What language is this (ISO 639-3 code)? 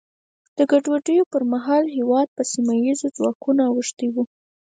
pus